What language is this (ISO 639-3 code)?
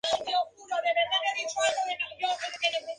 spa